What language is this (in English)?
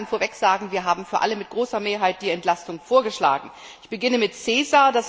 German